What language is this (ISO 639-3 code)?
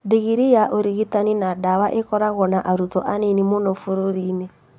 kik